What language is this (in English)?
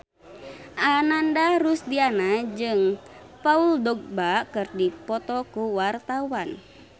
Sundanese